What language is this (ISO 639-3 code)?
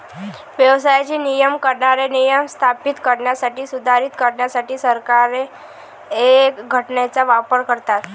mar